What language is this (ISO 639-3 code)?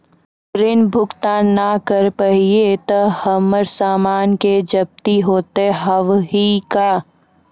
mai